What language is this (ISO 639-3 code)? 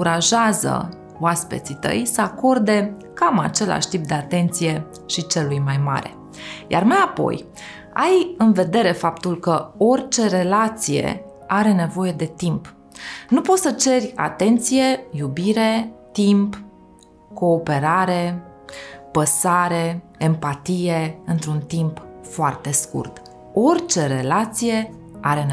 ron